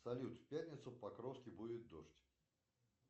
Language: Russian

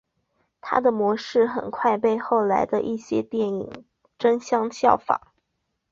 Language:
Chinese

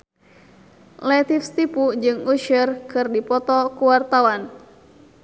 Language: Sundanese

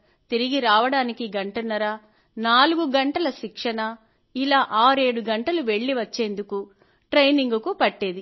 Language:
Telugu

